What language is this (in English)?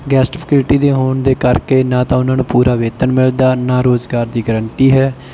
Punjabi